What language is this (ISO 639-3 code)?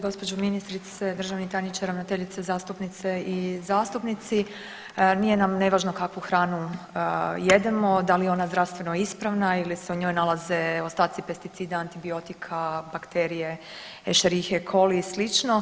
hrv